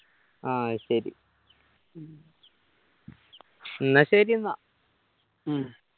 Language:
Malayalam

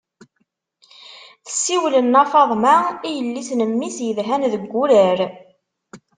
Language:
Kabyle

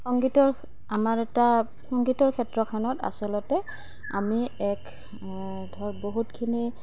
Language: Assamese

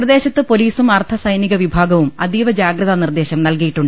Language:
Malayalam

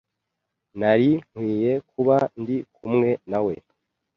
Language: Kinyarwanda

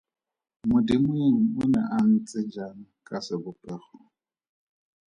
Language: Tswana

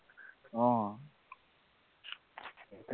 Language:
Assamese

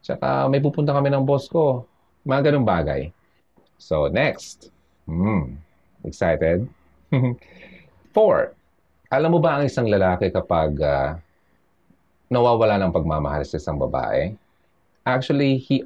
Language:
Filipino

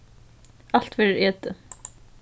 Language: Faroese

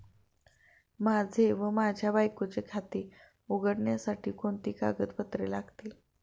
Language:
Marathi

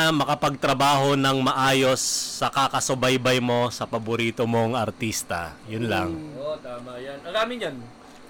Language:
Filipino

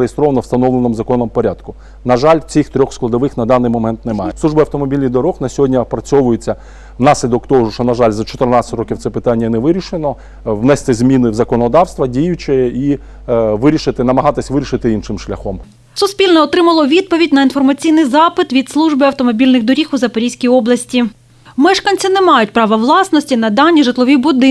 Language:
Ukrainian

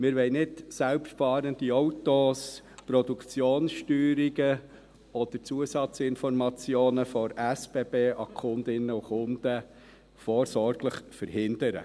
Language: Swiss German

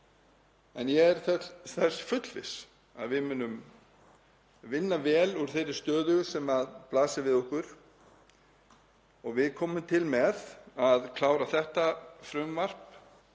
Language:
Icelandic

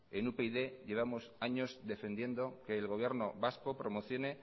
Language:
Spanish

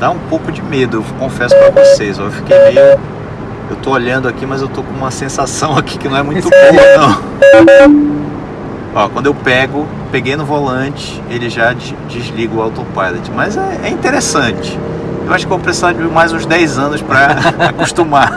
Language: Portuguese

